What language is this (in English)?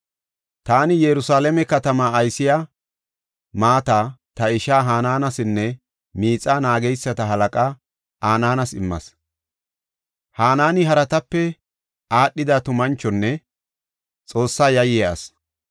Gofa